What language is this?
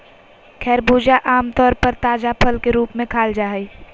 Magahi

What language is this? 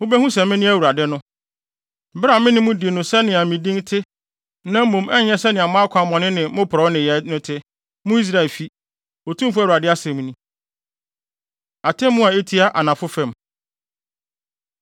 Akan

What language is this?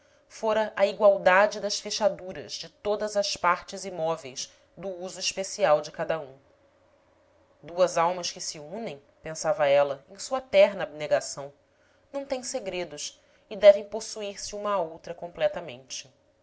Portuguese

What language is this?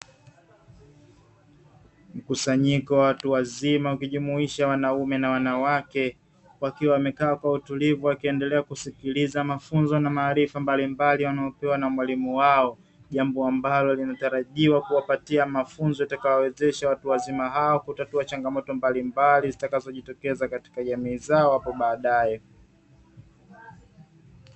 Swahili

